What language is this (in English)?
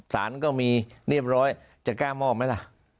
Thai